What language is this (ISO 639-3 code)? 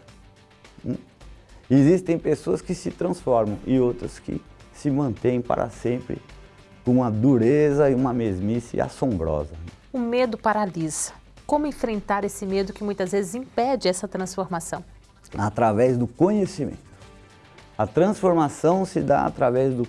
por